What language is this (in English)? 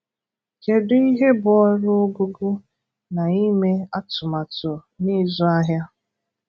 Igbo